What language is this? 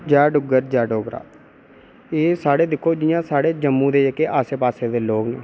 Dogri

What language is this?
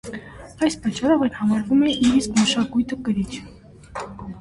Armenian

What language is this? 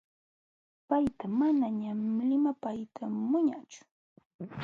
Jauja Wanca Quechua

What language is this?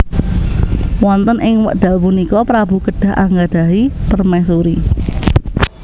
Javanese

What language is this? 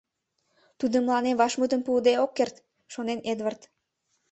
Mari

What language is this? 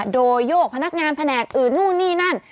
Thai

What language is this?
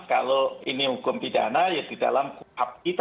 Indonesian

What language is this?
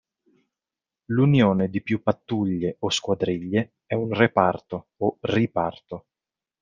Italian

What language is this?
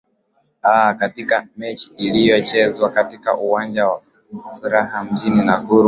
Swahili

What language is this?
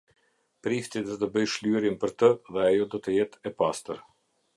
Albanian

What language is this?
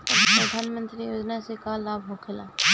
Bhojpuri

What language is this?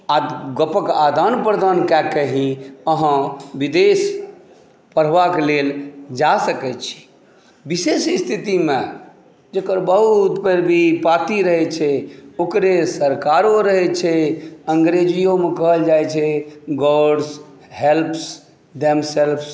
Maithili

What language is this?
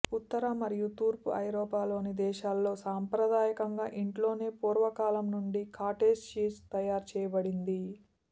Telugu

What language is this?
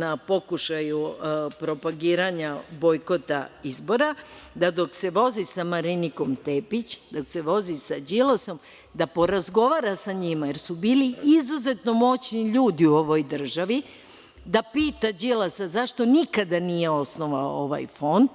Serbian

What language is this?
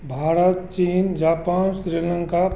Hindi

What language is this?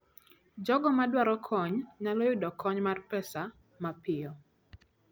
Luo (Kenya and Tanzania)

